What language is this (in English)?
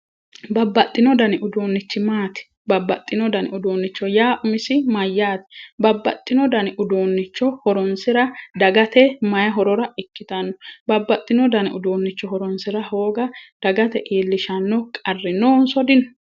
Sidamo